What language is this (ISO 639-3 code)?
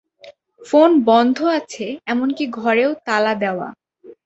ben